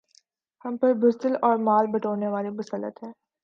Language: Urdu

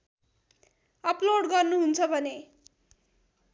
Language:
Nepali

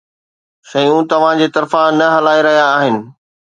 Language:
Sindhi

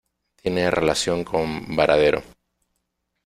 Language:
Spanish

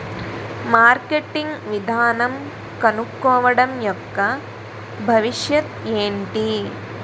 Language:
Telugu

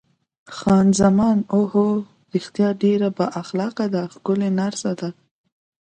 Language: Pashto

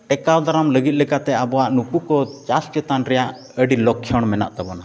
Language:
Santali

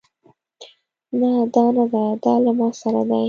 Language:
Pashto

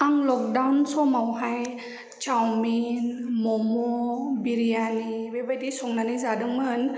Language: Bodo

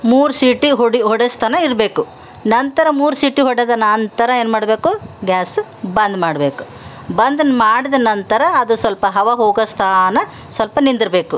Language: Kannada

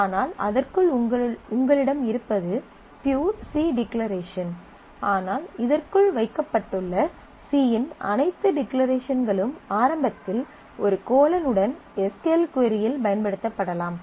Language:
Tamil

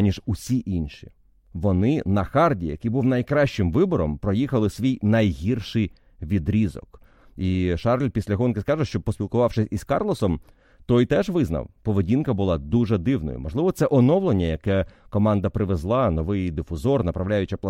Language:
Ukrainian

